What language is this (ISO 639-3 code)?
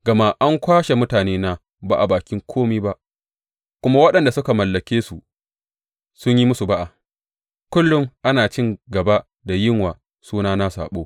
hau